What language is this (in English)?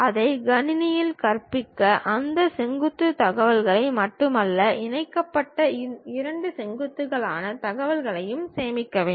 Tamil